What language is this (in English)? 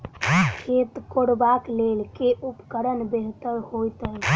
Maithili